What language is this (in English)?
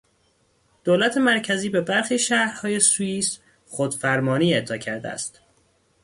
Persian